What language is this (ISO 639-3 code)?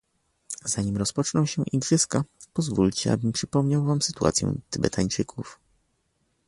pol